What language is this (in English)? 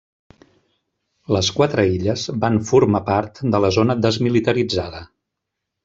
Catalan